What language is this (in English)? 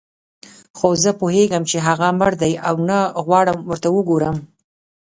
Pashto